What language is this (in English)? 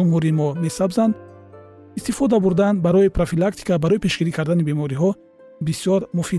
Persian